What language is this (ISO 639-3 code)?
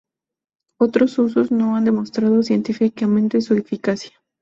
spa